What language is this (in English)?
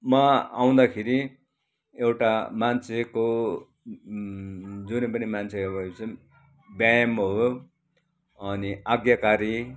Nepali